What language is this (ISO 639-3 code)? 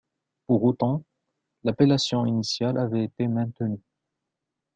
fra